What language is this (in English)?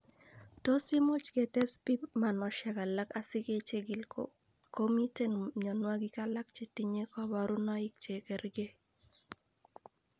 Kalenjin